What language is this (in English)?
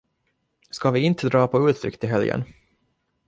Swedish